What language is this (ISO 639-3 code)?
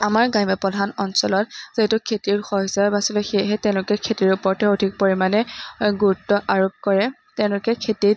asm